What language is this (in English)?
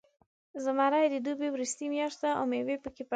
Pashto